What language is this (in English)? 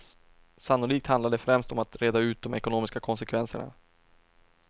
Swedish